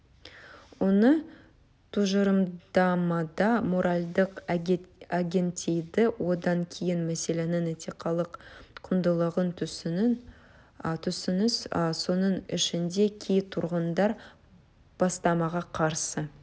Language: Kazakh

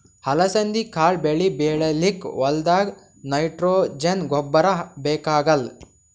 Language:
Kannada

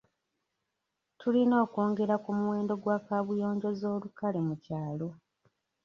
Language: Ganda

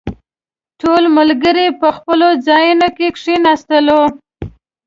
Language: Pashto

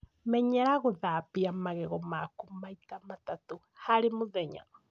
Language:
Kikuyu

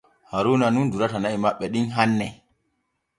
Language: Borgu Fulfulde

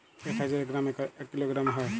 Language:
Bangla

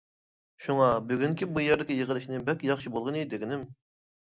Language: Uyghur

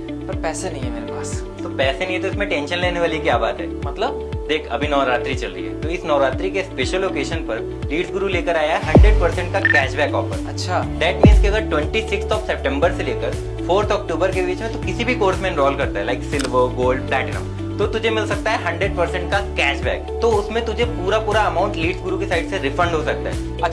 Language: Hindi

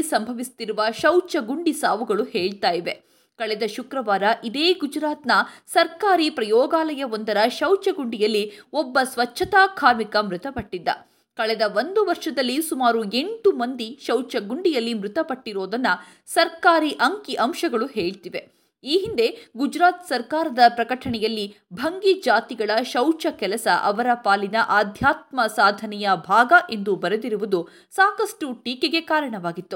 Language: Kannada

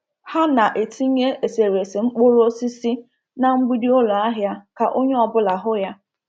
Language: Igbo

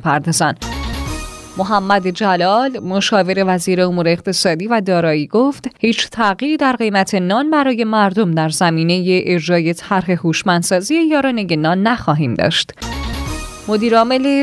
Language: Persian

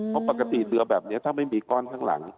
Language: Thai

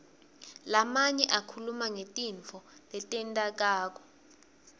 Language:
Swati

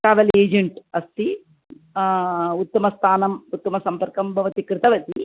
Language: Sanskrit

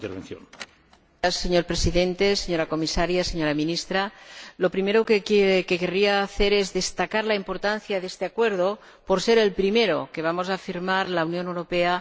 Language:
Spanish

